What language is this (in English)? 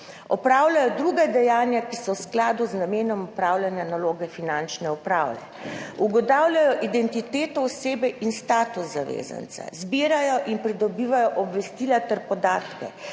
Slovenian